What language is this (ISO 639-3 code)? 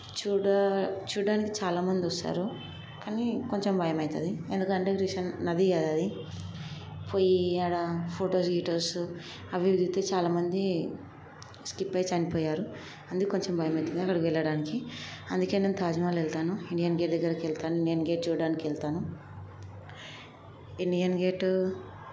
tel